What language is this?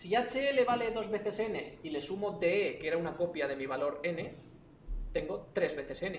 Spanish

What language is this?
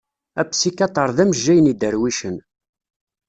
Kabyle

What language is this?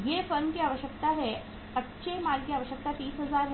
Hindi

